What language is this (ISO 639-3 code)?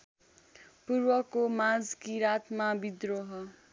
nep